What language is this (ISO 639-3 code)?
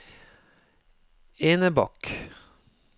nor